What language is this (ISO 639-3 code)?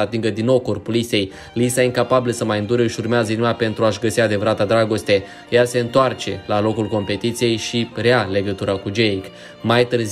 ron